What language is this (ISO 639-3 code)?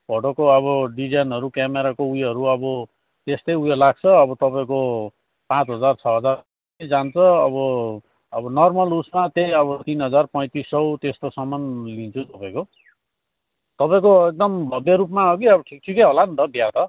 nep